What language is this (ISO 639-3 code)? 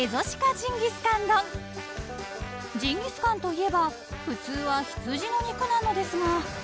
jpn